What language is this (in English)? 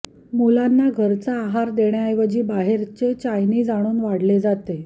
Marathi